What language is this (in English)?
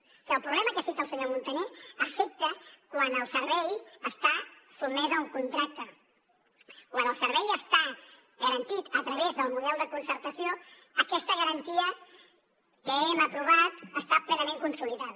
Catalan